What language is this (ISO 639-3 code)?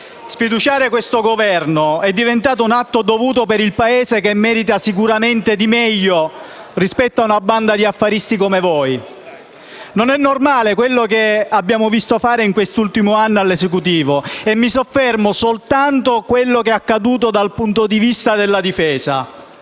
ita